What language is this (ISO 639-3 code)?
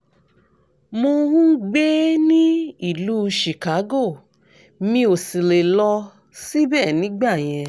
yor